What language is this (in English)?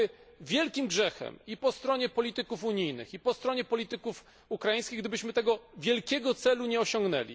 Polish